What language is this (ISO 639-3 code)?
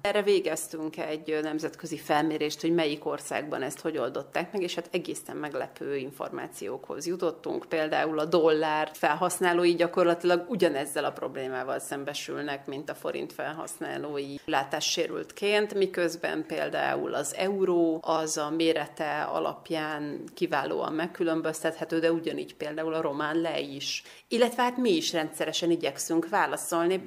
hun